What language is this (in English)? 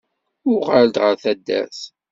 Kabyle